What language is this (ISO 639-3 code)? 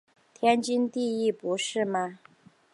zho